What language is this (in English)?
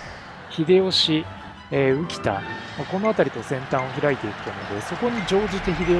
Japanese